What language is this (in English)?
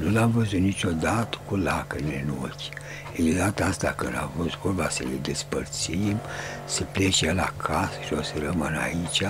Romanian